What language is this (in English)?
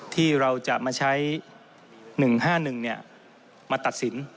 Thai